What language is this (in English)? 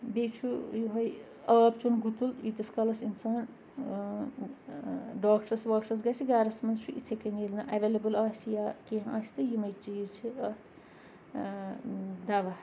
Kashmiri